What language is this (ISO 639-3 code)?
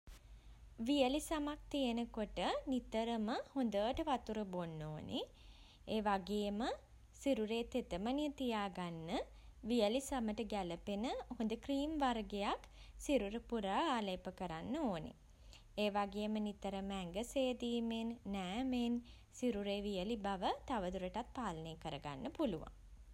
sin